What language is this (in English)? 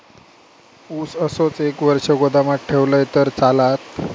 Marathi